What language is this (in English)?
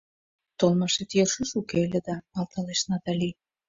Mari